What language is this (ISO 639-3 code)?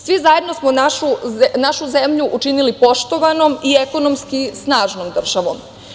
srp